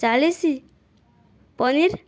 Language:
Odia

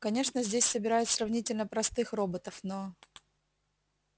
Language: Russian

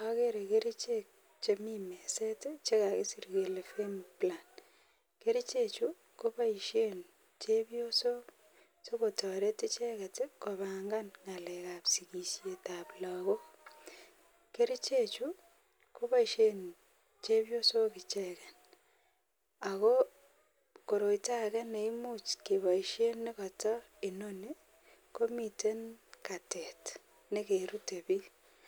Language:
Kalenjin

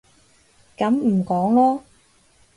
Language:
Cantonese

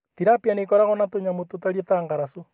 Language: Kikuyu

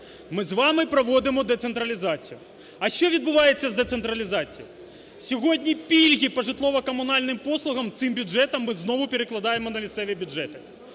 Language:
Ukrainian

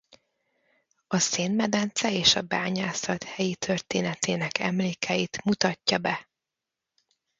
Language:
Hungarian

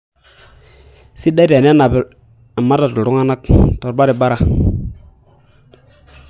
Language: Masai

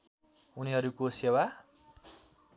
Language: Nepali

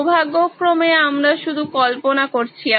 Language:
Bangla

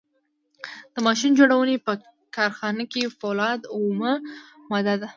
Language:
Pashto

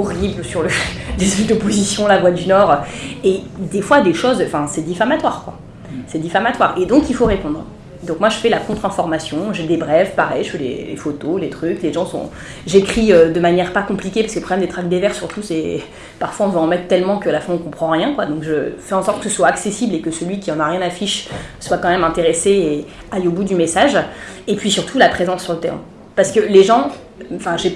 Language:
French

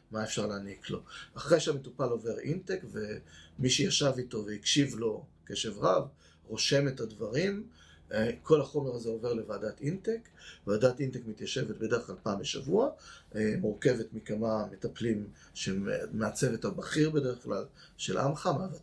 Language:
Hebrew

